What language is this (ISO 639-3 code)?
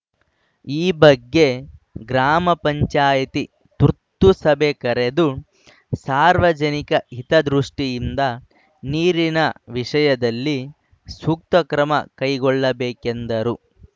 kan